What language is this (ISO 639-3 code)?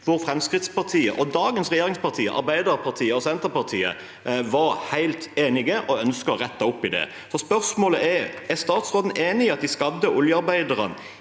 nor